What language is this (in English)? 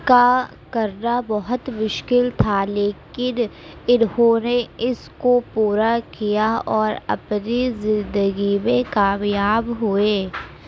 Urdu